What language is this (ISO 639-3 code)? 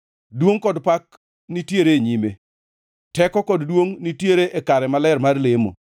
luo